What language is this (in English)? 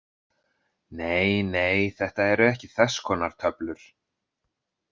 Icelandic